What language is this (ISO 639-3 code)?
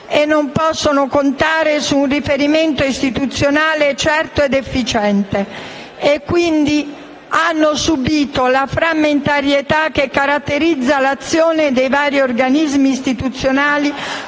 ita